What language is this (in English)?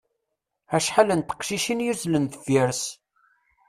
Kabyle